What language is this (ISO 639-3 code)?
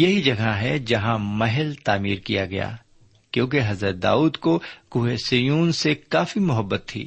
urd